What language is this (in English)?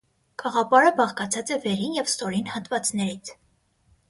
Armenian